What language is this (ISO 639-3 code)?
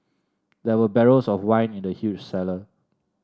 eng